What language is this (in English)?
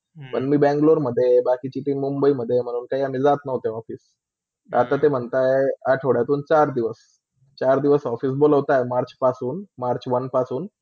Marathi